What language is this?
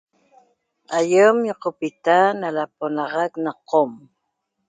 Toba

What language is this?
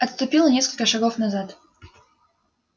Russian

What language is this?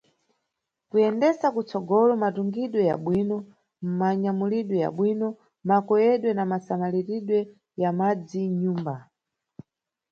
Nyungwe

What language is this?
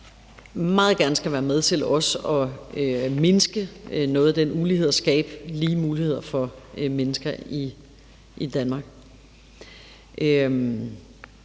Danish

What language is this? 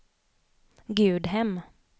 Swedish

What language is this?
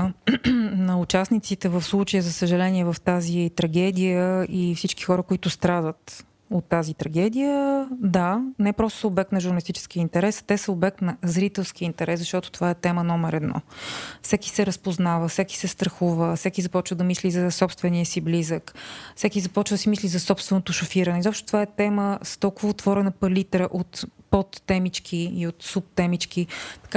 Bulgarian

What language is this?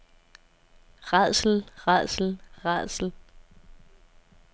Danish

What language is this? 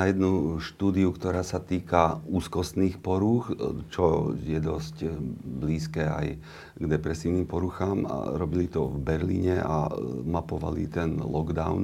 Slovak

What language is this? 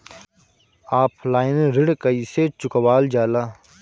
Bhojpuri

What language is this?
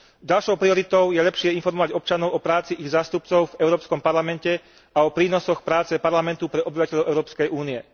Slovak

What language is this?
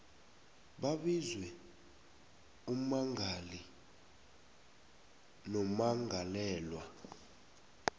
South Ndebele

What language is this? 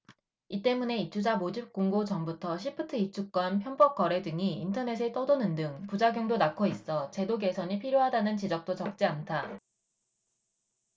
Korean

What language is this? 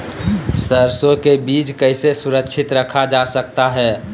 Magahi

